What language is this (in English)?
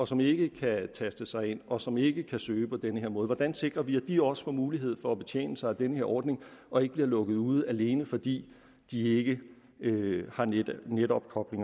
Danish